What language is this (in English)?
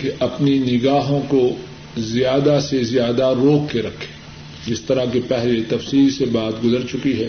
Urdu